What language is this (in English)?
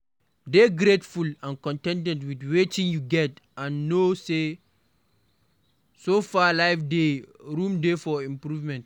Nigerian Pidgin